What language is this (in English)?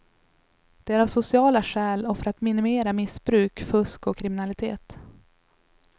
Swedish